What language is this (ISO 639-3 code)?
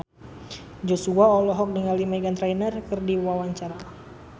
sun